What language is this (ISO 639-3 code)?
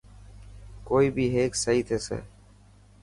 mki